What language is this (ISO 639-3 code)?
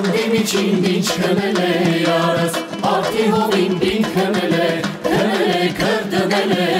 ara